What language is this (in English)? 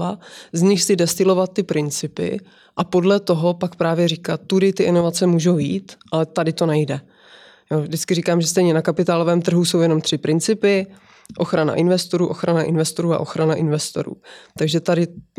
Czech